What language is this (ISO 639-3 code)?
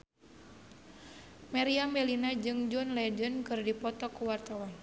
sun